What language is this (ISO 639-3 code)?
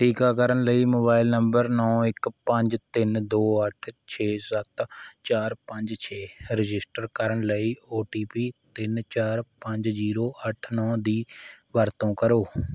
pan